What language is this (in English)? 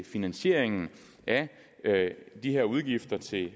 Danish